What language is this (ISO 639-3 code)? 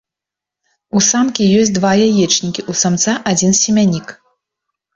bel